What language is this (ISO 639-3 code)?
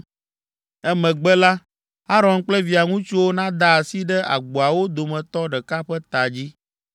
ewe